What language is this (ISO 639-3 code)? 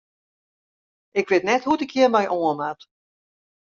fry